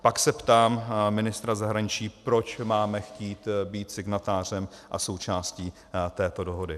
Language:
Czech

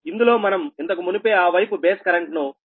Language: Telugu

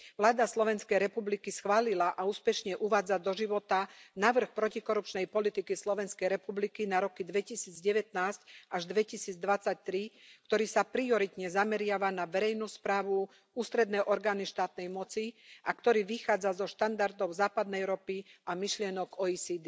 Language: Slovak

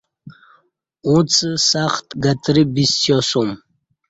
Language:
Kati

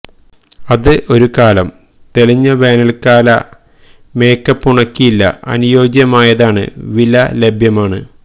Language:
Malayalam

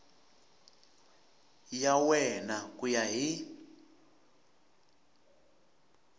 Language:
Tsonga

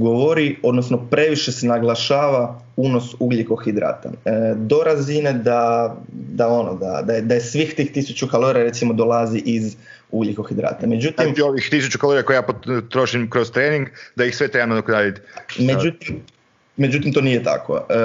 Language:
Croatian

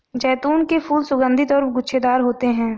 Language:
Hindi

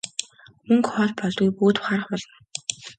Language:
Mongolian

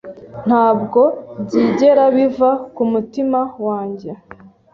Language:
Kinyarwanda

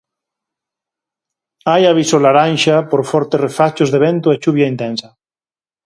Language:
Galician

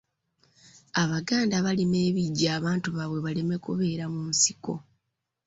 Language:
Ganda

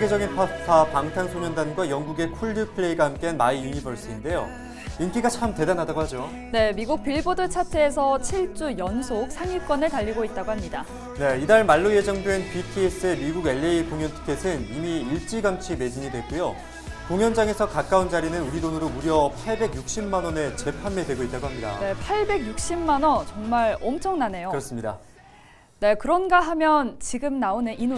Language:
Korean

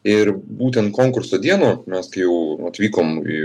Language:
Lithuanian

